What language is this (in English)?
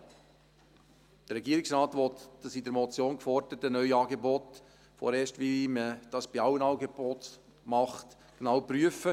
Swiss German